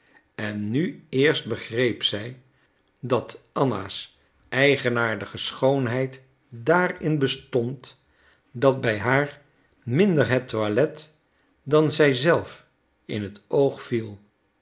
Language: Dutch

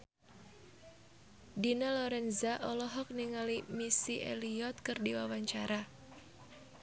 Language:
Sundanese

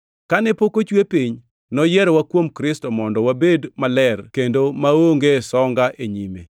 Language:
Luo (Kenya and Tanzania)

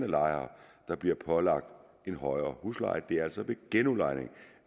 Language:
Danish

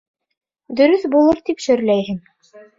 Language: Bashkir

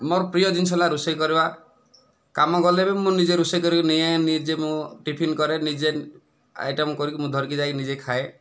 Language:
Odia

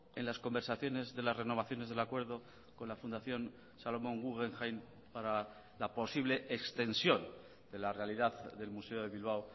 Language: Spanish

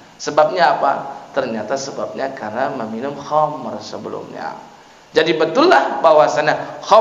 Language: Indonesian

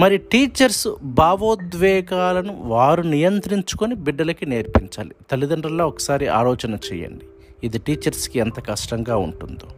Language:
Telugu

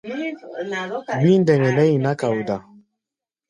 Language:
Gbaya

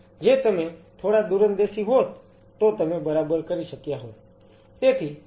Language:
Gujarati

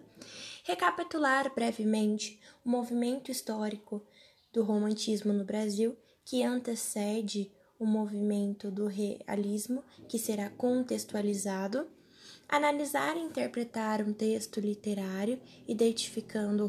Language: Portuguese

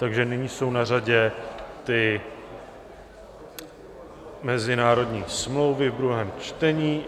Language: Czech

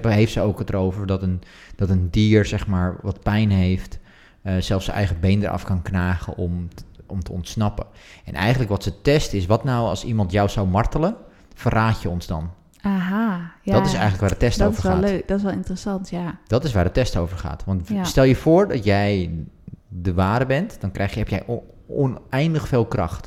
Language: Dutch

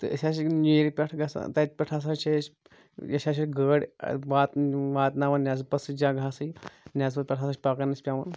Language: Kashmiri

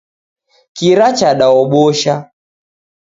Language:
Taita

